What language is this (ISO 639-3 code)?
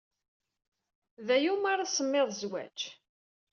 kab